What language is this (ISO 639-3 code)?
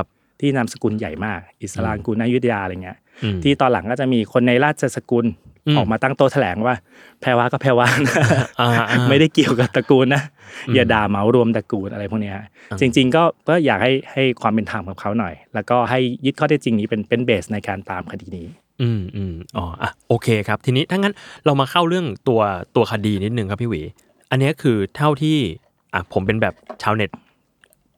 tha